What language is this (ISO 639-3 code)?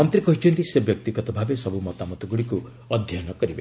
ori